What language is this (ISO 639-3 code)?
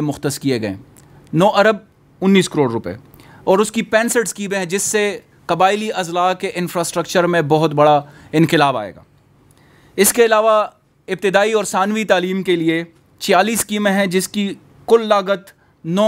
hin